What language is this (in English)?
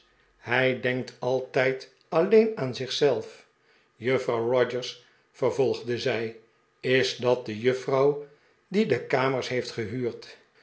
Dutch